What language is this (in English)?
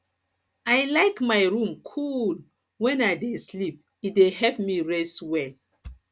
Nigerian Pidgin